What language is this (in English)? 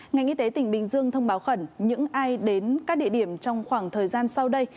Vietnamese